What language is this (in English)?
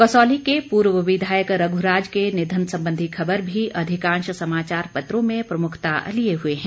Hindi